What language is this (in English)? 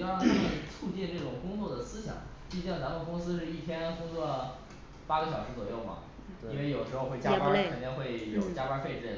Chinese